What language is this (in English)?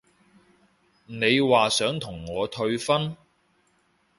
Cantonese